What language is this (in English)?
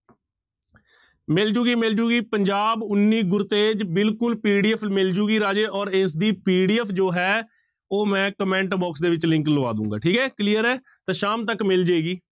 Punjabi